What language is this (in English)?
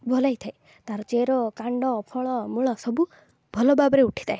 Odia